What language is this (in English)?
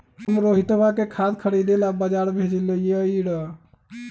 Magahi